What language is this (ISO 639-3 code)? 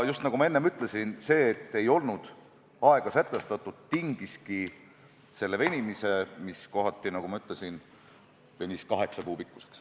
est